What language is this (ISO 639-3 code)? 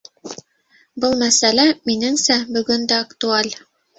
bak